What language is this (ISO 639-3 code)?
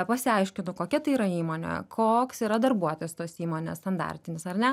lit